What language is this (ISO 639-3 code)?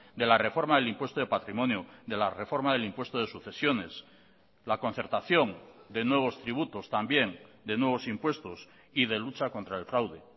spa